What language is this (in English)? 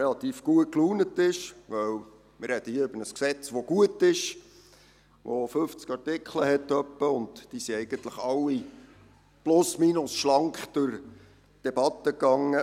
Swiss German